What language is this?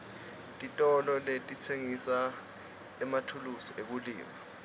Swati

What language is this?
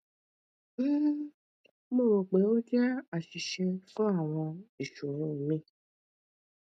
Yoruba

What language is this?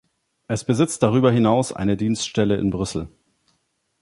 German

